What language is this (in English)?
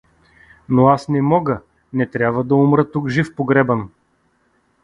Bulgarian